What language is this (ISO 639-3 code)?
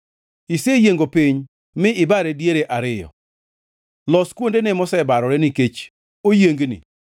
luo